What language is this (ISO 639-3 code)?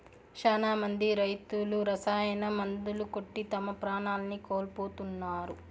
tel